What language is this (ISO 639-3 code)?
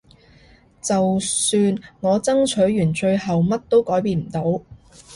yue